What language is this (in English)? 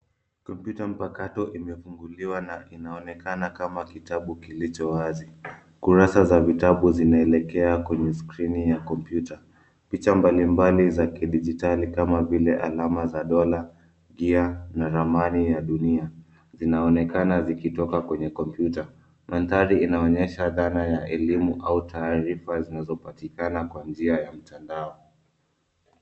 Swahili